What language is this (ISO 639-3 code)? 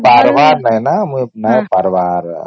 ori